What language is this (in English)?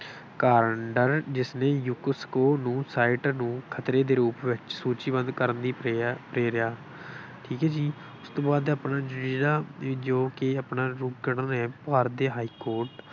Punjabi